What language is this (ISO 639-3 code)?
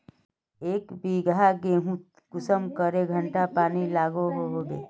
mag